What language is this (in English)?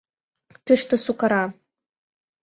Mari